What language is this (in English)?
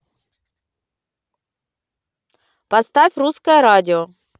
Russian